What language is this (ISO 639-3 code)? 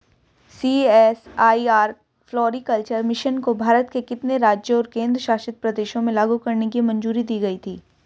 hin